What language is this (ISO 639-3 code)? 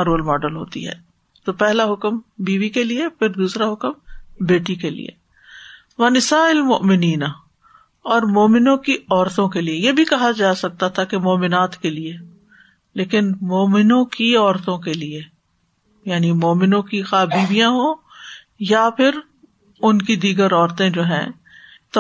urd